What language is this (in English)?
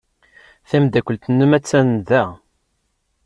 Kabyle